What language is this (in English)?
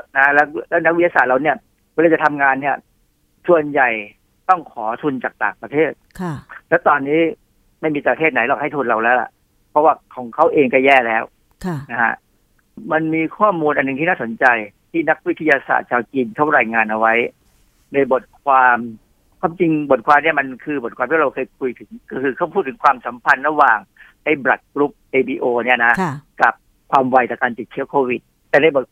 Thai